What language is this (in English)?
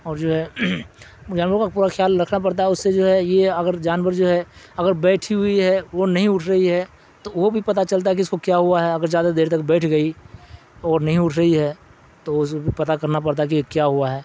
Urdu